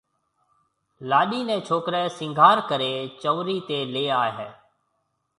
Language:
Marwari (Pakistan)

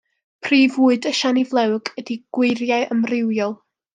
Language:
Welsh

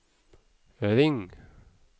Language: Norwegian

